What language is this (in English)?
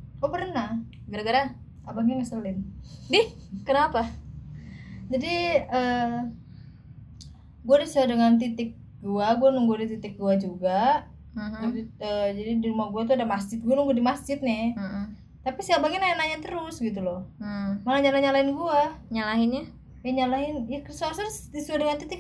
Indonesian